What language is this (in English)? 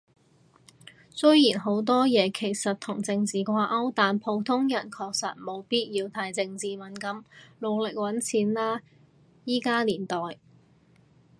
Cantonese